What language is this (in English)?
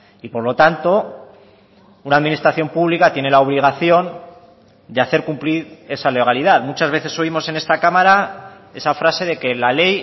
Spanish